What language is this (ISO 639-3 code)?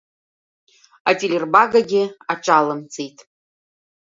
abk